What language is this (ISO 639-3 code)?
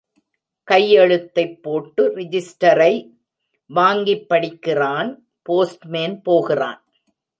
tam